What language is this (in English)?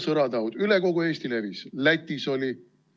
Estonian